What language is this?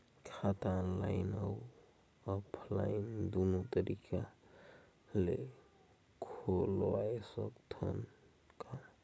Chhattisgarhi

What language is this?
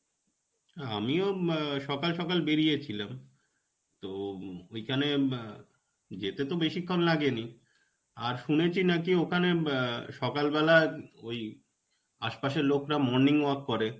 Bangla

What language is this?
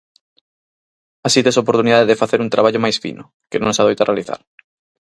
Galician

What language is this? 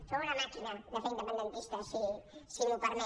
Catalan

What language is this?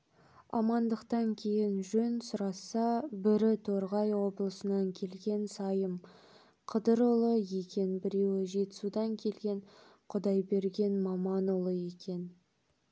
Kazakh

